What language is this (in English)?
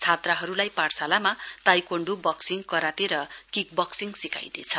Nepali